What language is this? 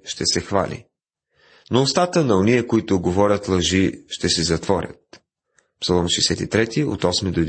Bulgarian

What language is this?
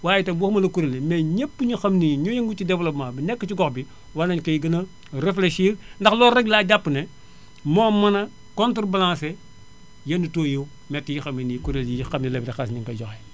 Wolof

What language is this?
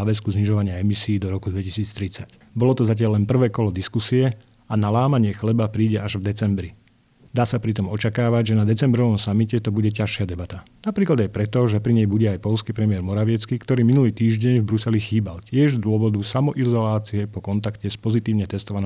Slovak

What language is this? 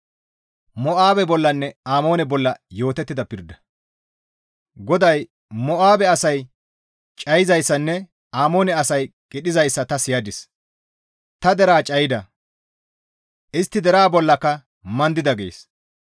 Gamo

